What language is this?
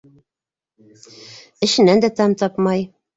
Bashkir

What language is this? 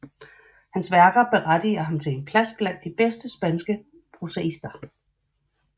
Danish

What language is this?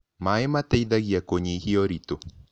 Kikuyu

